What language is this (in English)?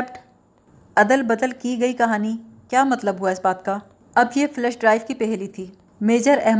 Urdu